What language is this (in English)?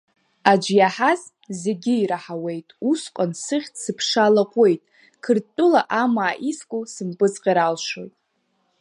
Abkhazian